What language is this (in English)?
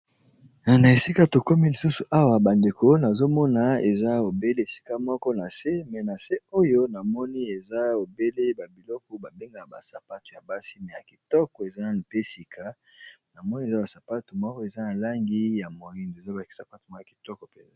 Lingala